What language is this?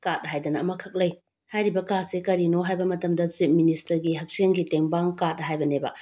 Manipuri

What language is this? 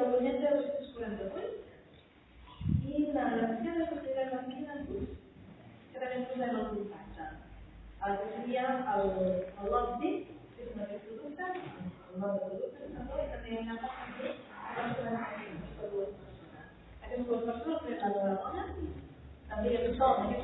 Catalan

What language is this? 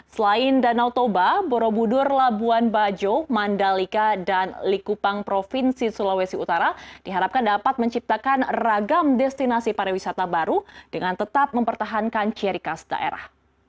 Indonesian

